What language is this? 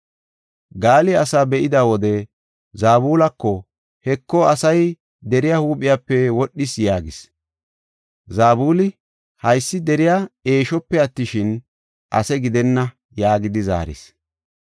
Gofa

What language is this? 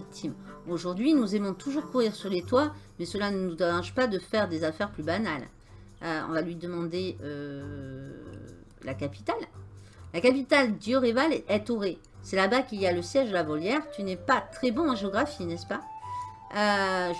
French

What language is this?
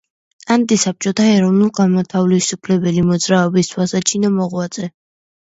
Georgian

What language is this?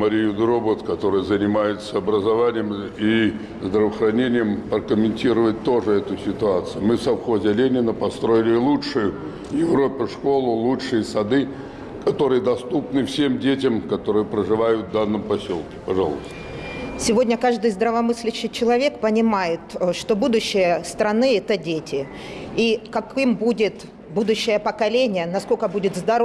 Russian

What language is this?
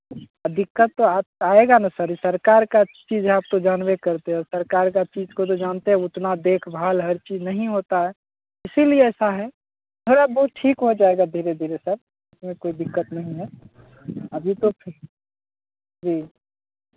Hindi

